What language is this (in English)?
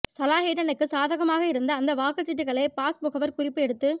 Tamil